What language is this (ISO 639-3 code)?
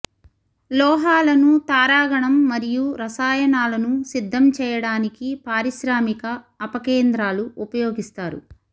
tel